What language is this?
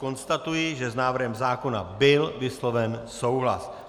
Czech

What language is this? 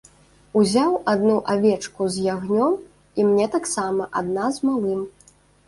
Belarusian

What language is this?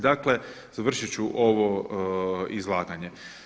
Croatian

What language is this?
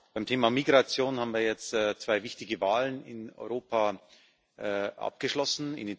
German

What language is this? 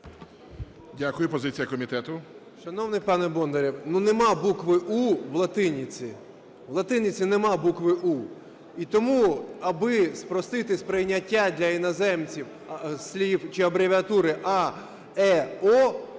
Ukrainian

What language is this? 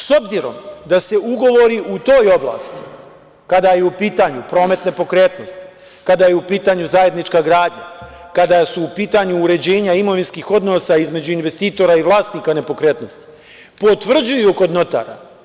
Serbian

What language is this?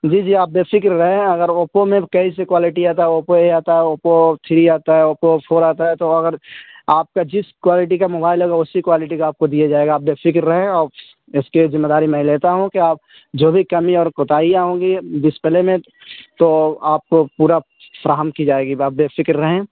Urdu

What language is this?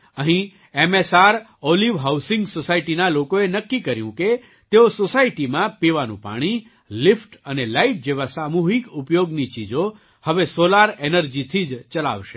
Gujarati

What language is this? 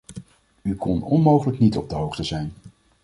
Dutch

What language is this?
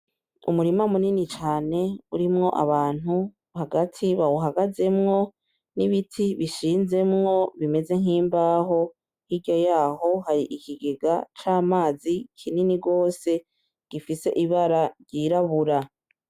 Rundi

